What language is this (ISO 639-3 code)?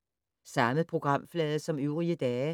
dan